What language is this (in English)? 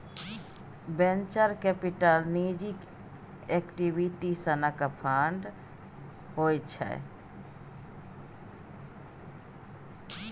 Maithili